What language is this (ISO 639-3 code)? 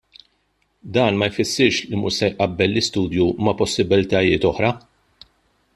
mlt